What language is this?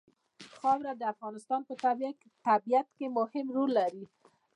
Pashto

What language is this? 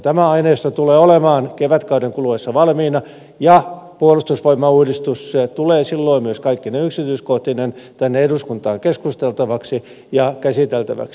Finnish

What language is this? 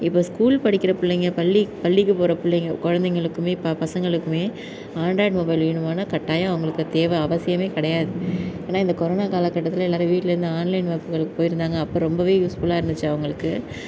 Tamil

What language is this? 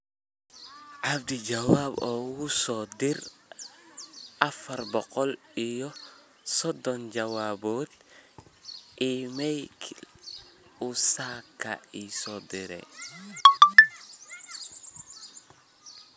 Somali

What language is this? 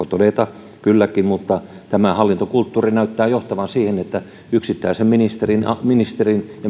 Finnish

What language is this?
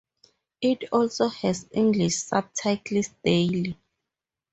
English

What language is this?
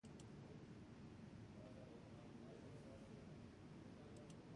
Basque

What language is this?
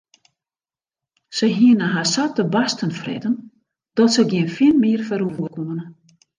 Western Frisian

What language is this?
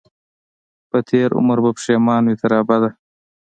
Pashto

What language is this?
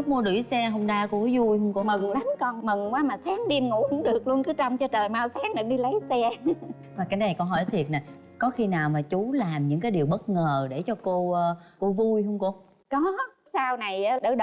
Vietnamese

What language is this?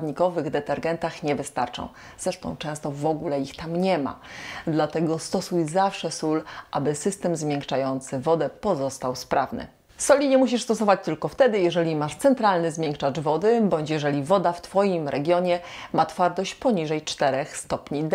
Polish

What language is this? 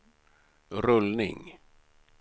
Swedish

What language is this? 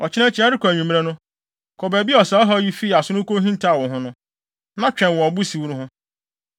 Akan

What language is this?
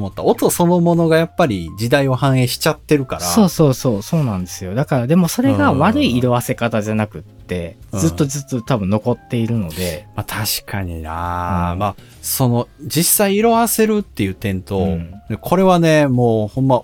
Japanese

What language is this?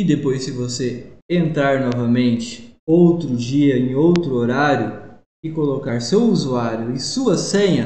Portuguese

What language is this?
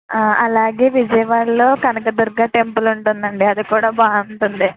Telugu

